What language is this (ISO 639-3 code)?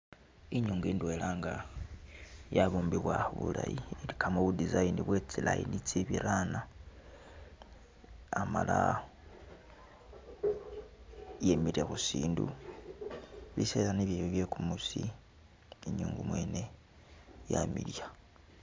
myx